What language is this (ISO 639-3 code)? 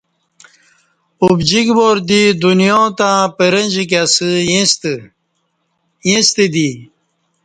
bsh